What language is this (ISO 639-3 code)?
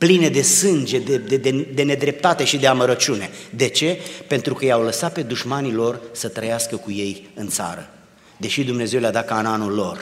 ron